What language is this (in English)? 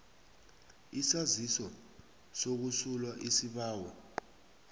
South Ndebele